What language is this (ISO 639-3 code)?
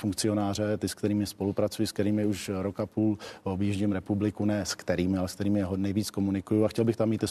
ces